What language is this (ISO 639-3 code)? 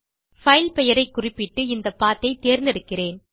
tam